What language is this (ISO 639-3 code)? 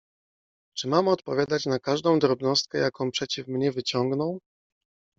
pol